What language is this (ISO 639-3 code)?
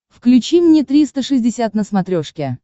rus